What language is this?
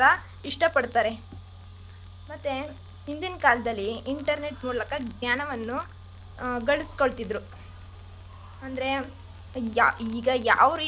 Kannada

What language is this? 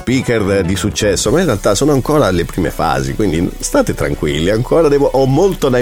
Italian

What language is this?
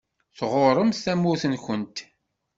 Kabyle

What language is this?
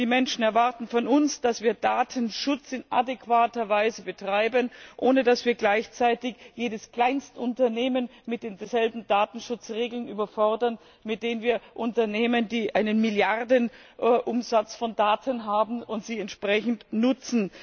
German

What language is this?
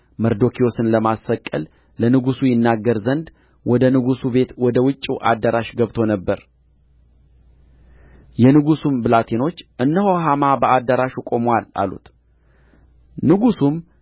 Amharic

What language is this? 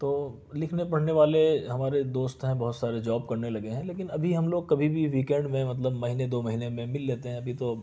Urdu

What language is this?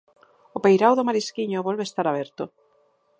Galician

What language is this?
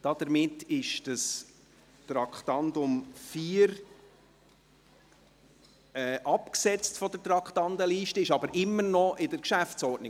Swiss German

